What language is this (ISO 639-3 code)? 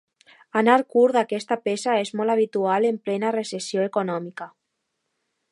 cat